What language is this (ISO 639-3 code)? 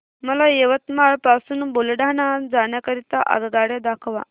mar